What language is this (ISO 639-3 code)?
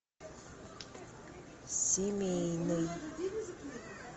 rus